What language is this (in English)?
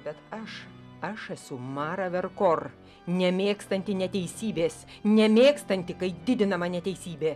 Lithuanian